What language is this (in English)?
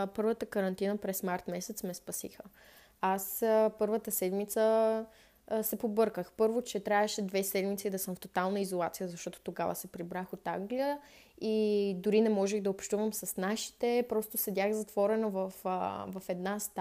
Bulgarian